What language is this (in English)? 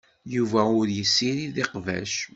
Kabyle